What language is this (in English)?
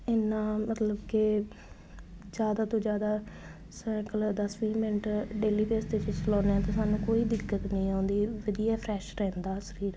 Punjabi